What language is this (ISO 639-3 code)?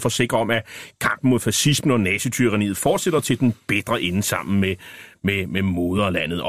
dan